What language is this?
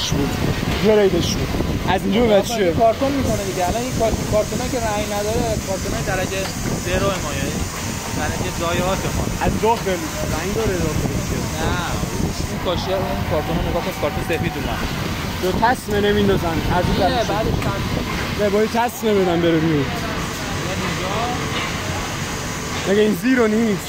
Persian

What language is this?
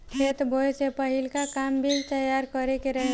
Bhojpuri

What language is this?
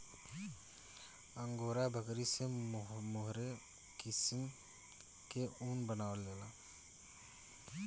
Bhojpuri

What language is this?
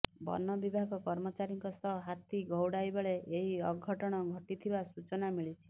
Odia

